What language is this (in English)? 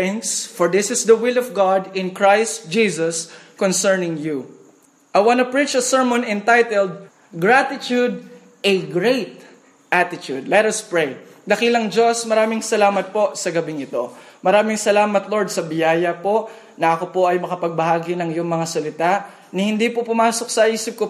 Filipino